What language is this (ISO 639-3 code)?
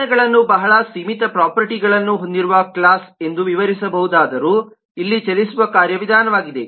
kan